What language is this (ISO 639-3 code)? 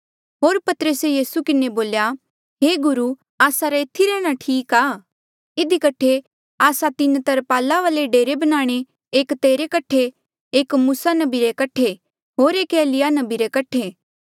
mjl